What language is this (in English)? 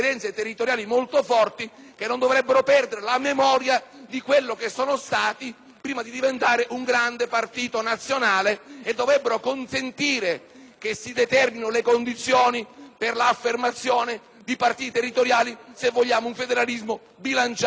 Italian